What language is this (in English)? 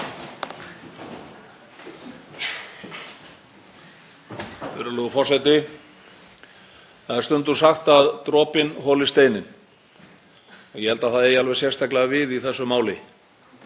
Icelandic